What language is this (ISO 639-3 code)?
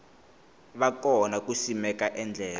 tso